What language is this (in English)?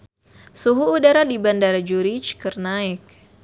Sundanese